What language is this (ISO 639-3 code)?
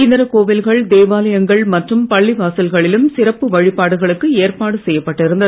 tam